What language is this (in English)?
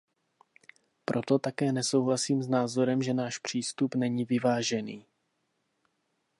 Czech